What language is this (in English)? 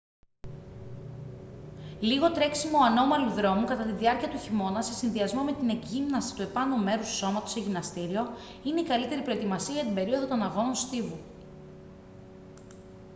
Greek